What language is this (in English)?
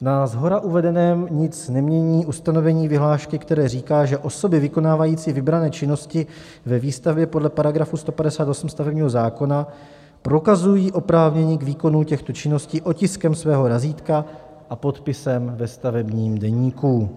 Czech